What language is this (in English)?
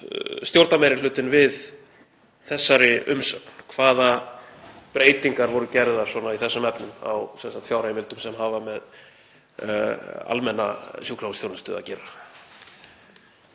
Icelandic